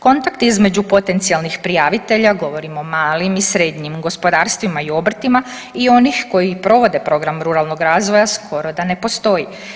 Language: Croatian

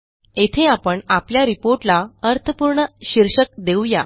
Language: Marathi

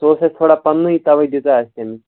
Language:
Kashmiri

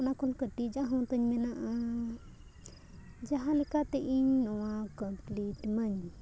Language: Santali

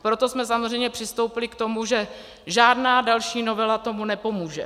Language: Czech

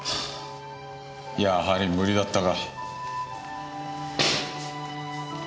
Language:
Japanese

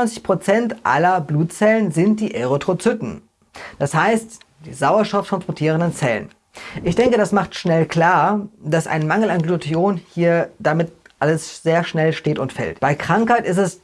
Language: German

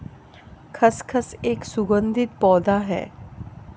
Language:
Hindi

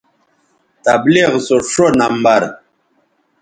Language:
Bateri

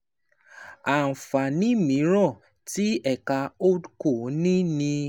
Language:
Yoruba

